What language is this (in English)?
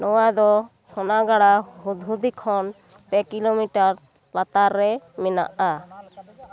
Santali